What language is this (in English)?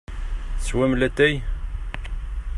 Kabyle